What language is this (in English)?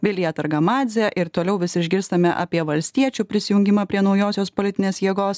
Lithuanian